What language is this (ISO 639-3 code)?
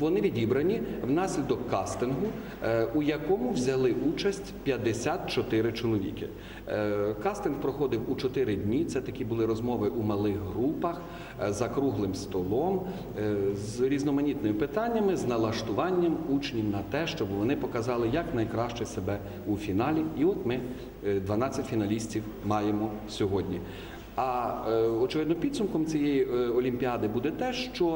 ukr